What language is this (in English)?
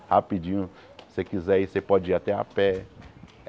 Portuguese